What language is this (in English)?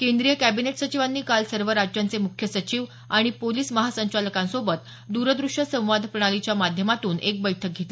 Marathi